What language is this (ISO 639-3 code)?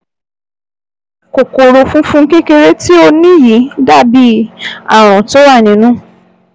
yor